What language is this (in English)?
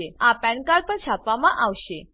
Gujarati